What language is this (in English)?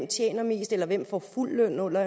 Danish